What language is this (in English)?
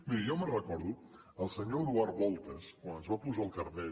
Catalan